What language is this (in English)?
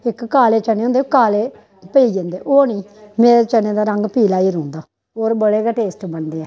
Dogri